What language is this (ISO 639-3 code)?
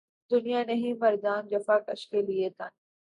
urd